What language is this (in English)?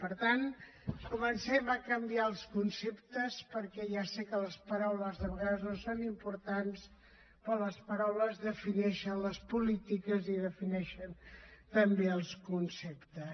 Catalan